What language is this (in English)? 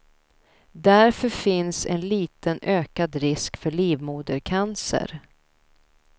Swedish